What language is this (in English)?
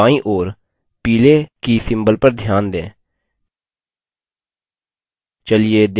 Hindi